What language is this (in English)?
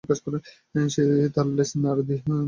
Bangla